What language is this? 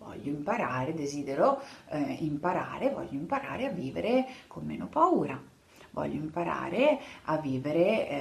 Italian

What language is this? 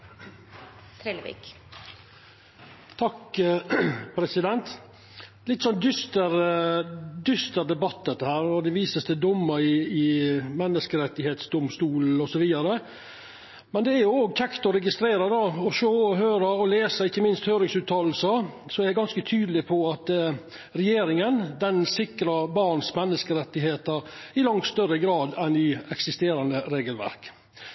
Norwegian Nynorsk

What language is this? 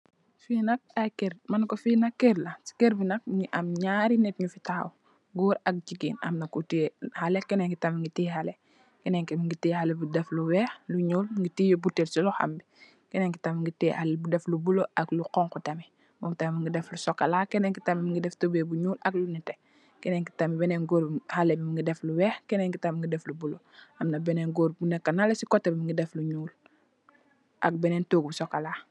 Wolof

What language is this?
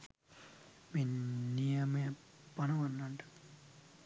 Sinhala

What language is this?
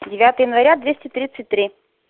Russian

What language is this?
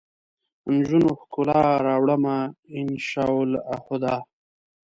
Pashto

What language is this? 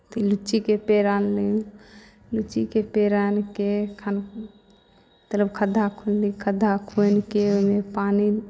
Maithili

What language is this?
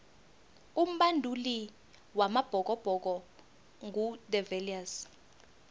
South Ndebele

